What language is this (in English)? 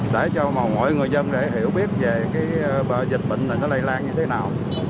Vietnamese